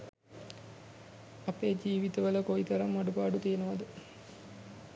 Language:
Sinhala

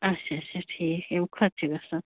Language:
Kashmiri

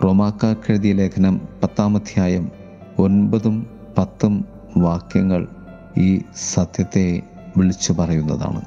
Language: Malayalam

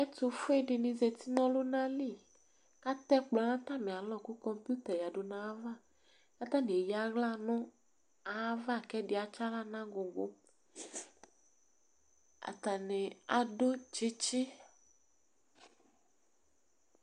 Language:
Ikposo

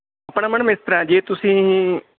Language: Punjabi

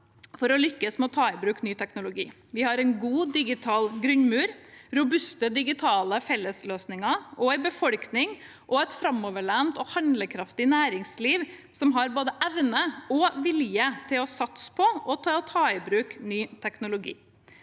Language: Norwegian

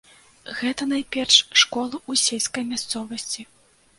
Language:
Belarusian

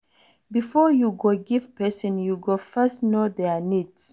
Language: Nigerian Pidgin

